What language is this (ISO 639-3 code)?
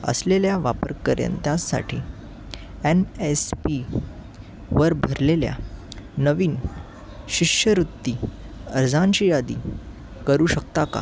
mar